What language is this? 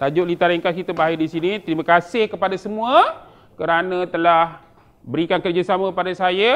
Malay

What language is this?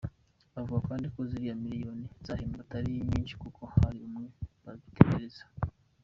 Kinyarwanda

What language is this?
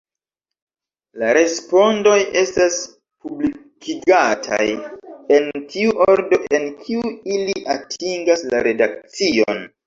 Esperanto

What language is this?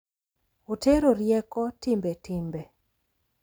Luo (Kenya and Tanzania)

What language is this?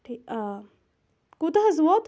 Kashmiri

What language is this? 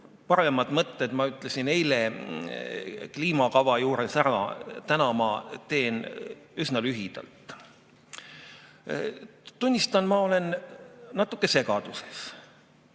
Estonian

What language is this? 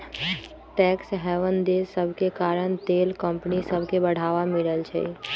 Magahi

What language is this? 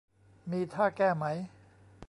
Thai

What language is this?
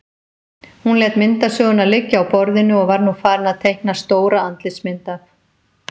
Icelandic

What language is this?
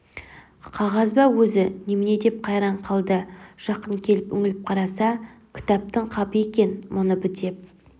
Kazakh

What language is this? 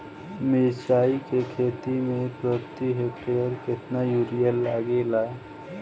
Bhojpuri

